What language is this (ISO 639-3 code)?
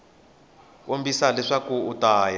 tso